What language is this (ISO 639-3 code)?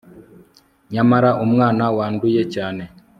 kin